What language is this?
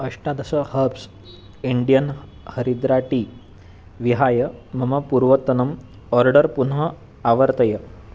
Sanskrit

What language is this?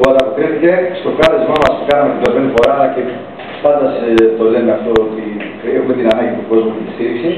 Greek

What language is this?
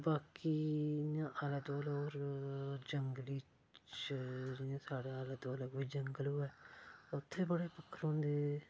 Dogri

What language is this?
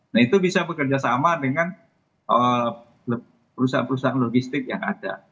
Indonesian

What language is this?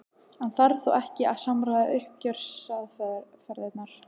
Icelandic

